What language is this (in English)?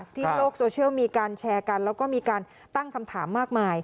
Thai